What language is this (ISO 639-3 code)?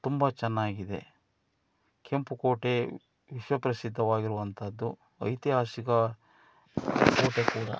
kan